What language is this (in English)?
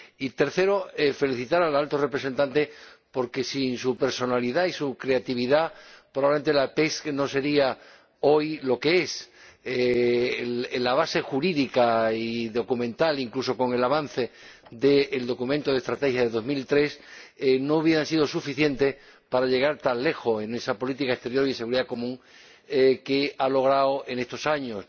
Spanish